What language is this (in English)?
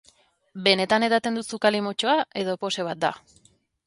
Basque